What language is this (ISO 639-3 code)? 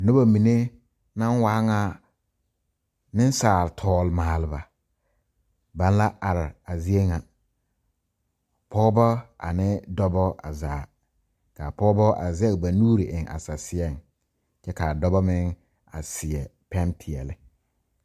dga